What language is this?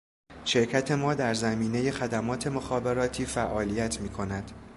Persian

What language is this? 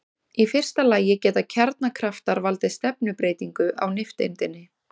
Icelandic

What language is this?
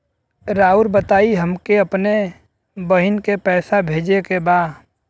Bhojpuri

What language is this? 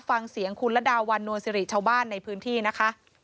Thai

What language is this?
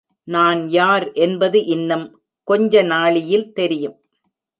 Tamil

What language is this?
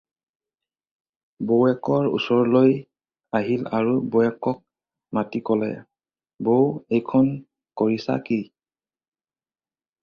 Assamese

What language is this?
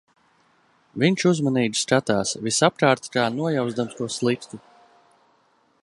Latvian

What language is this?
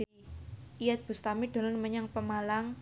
Javanese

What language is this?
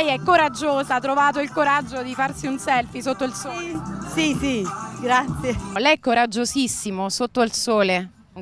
Italian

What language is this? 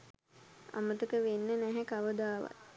Sinhala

